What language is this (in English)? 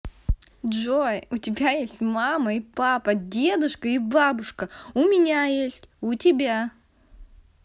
Russian